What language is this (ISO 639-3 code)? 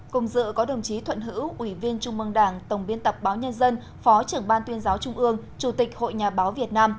vie